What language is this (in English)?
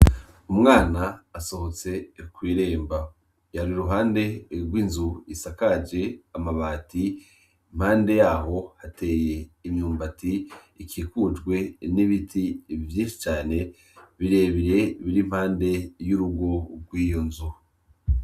Rundi